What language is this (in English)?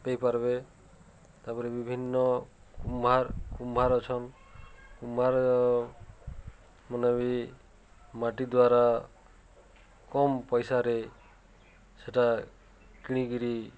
Odia